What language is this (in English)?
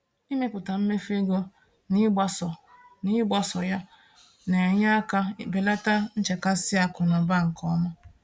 Igbo